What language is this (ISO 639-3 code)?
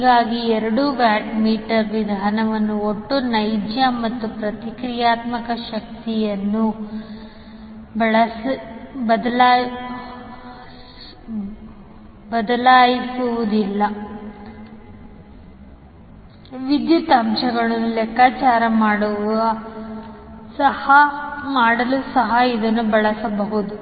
kan